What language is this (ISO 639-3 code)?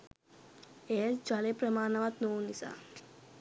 sin